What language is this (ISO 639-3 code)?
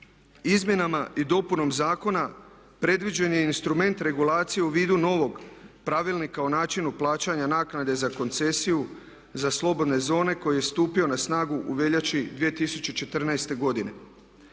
hrv